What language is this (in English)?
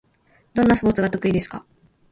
Japanese